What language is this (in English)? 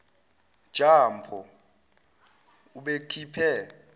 Zulu